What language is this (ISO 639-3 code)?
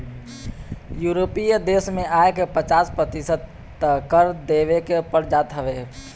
bho